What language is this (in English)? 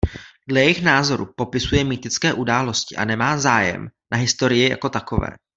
Czech